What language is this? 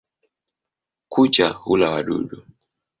Swahili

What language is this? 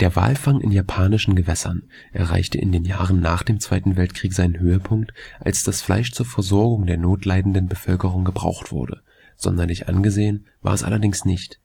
German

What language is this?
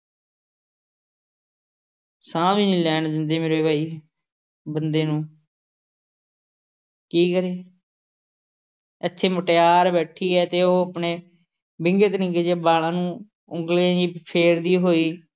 Punjabi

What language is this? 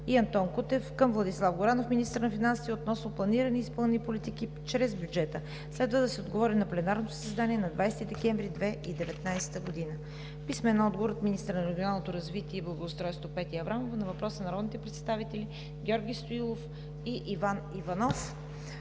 Bulgarian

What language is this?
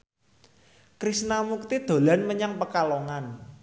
Javanese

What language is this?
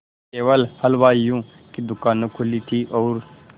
Hindi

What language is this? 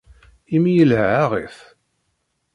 Kabyle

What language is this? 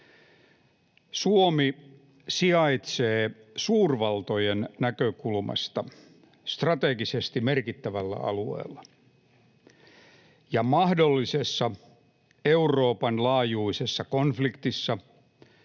Finnish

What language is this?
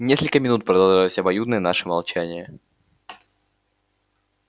Russian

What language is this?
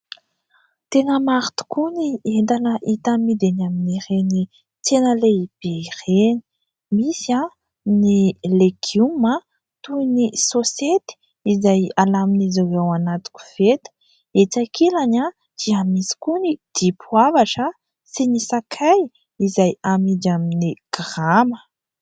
Malagasy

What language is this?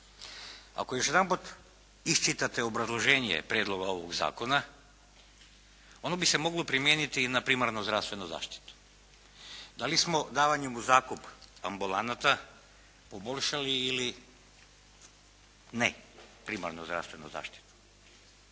Croatian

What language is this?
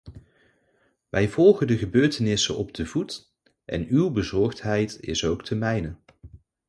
Dutch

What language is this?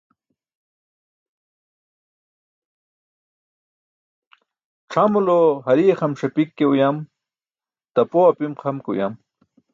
Burushaski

